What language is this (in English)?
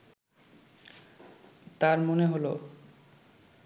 Bangla